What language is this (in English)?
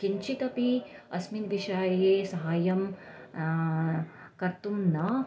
Sanskrit